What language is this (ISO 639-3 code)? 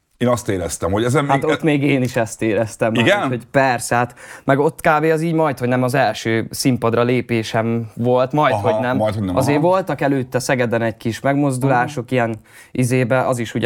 hun